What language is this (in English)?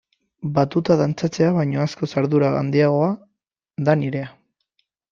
Basque